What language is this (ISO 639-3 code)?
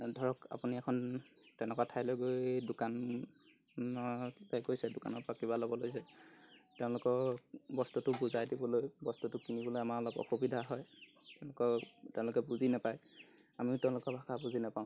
asm